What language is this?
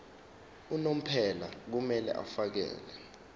Zulu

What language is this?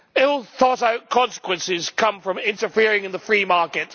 English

